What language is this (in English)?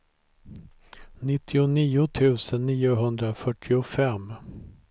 Swedish